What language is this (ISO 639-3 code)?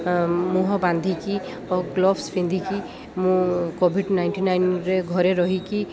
ori